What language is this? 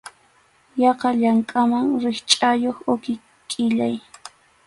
Arequipa-La Unión Quechua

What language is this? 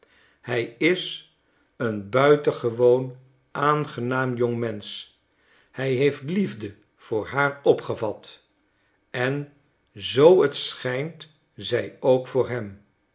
Dutch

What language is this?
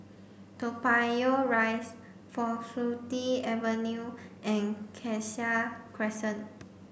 English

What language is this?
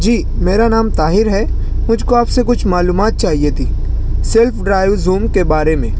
Urdu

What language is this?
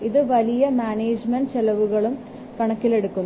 Malayalam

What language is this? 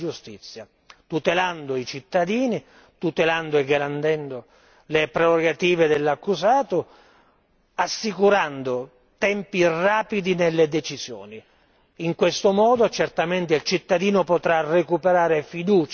Italian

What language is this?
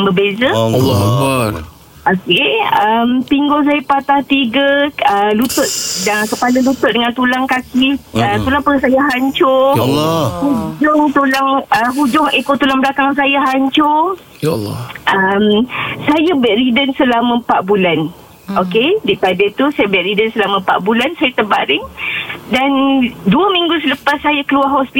Malay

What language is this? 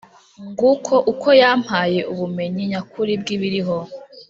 Kinyarwanda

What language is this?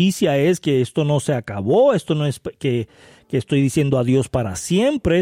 Spanish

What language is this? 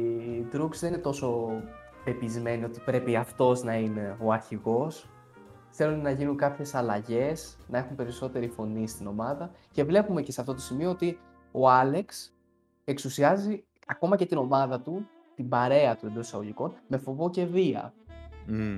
Greek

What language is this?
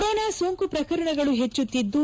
Kannada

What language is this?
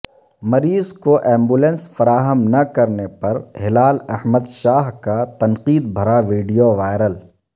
Urdu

